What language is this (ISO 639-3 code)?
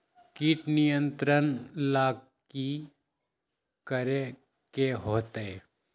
mag